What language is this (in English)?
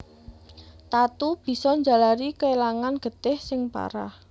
Javanese